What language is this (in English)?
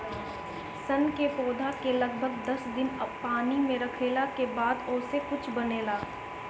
Bhojpuri